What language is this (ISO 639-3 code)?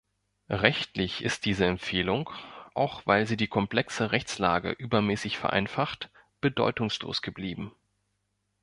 deu